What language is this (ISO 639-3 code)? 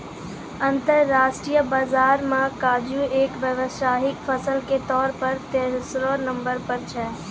mai